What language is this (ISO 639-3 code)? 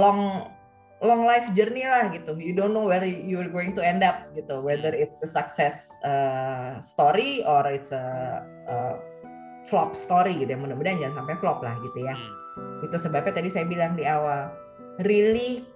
ind